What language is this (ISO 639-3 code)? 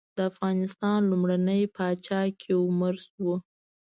pus